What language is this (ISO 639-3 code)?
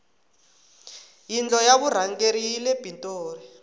tso